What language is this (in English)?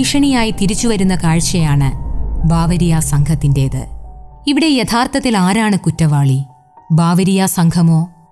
Malayalam